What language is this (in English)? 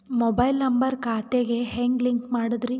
Kannada